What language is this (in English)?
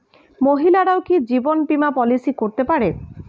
Bangla